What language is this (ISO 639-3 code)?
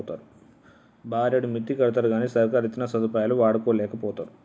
tel